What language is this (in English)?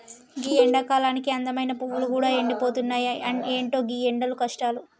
Telugu